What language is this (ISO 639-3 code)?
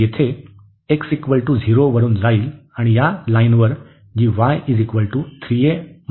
mar